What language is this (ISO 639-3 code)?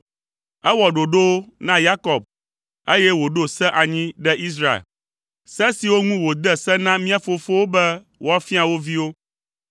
ewe